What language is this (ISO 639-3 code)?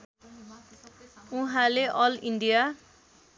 nep